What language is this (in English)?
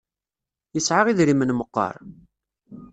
Kabyle